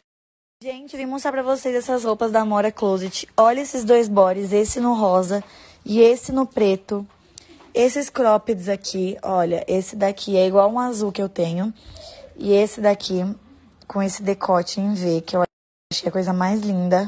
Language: Portuguese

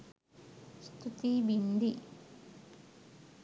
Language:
Sinhala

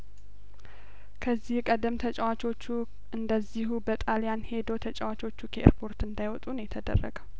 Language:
Amharic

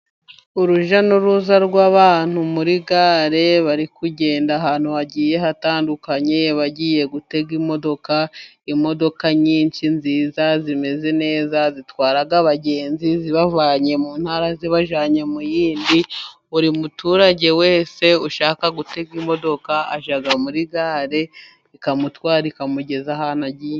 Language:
Kinyarwanda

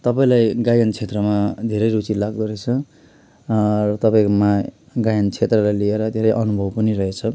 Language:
Nepali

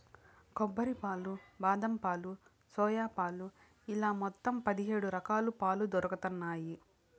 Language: Telugu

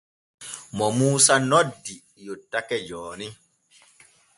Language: Borgu Fulfulde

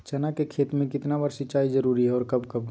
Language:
Magahi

